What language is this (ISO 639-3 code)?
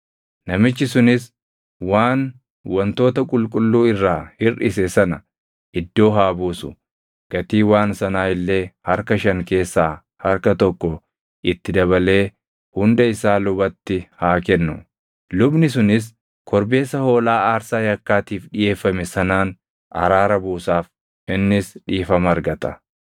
orm